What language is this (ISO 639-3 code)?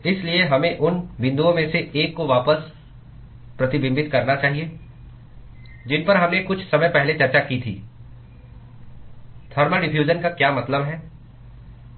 hin